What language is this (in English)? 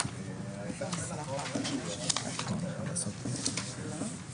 Hebrew